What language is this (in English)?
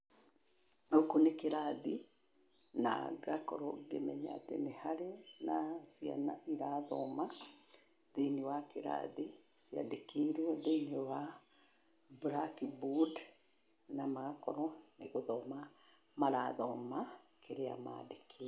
Kikuyu